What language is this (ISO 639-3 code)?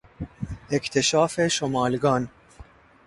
fas